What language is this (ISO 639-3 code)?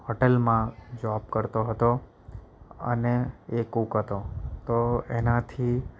guj